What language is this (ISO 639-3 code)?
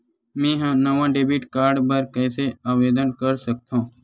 hne